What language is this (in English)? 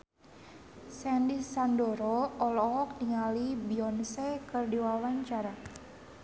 Sundanese